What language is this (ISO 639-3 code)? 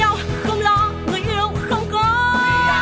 vie